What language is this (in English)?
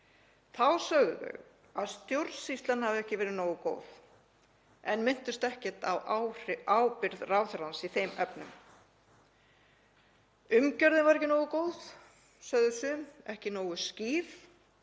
Icelandic